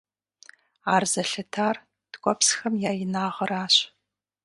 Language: Kabardian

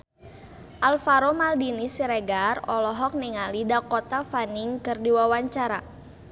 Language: Sundanese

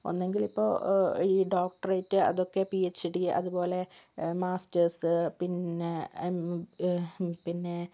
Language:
Malayalam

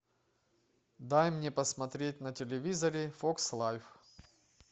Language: Russian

